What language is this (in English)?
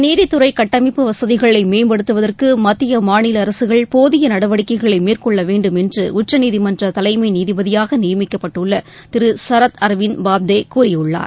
Tamil